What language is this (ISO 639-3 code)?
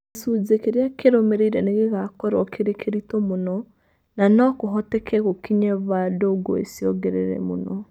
kik